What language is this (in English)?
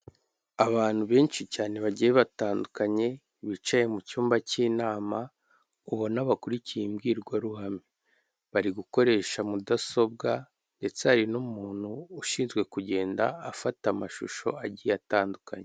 Kinyarwanda